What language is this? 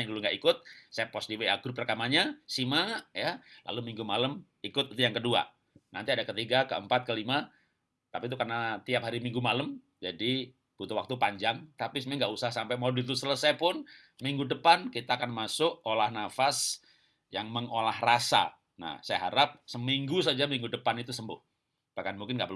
Indonesian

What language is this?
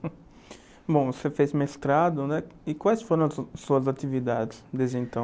Portuguese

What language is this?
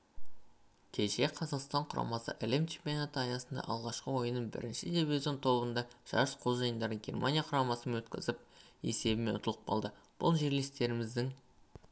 Kazakh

